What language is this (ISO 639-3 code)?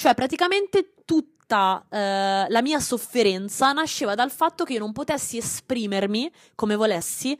ita